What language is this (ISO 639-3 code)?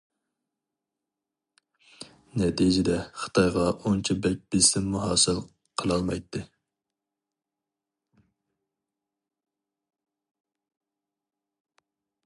uig